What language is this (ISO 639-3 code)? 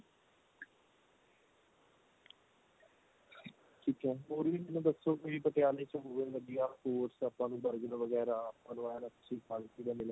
pan